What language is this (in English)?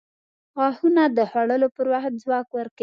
Pashto